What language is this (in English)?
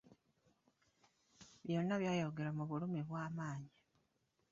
Ganda